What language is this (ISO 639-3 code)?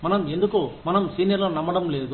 tel